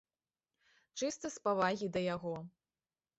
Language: Belarusian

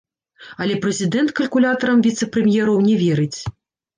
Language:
Belarusian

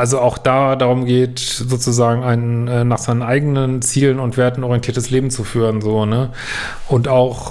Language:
German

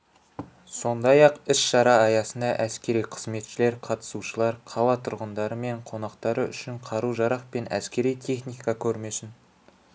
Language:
Kazakh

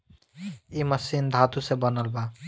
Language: Bhojpuri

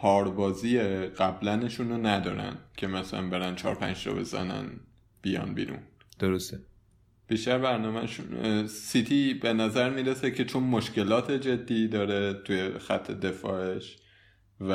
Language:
Persian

